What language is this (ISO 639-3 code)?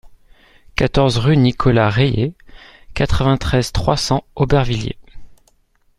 fra